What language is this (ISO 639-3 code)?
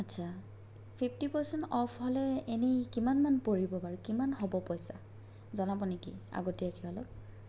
asm